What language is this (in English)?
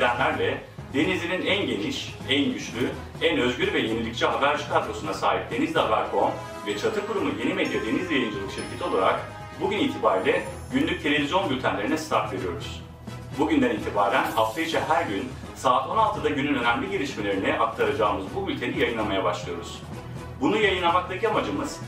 Turkish